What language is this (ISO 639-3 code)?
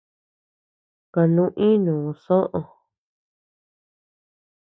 cux